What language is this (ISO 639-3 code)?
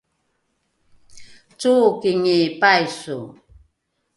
dru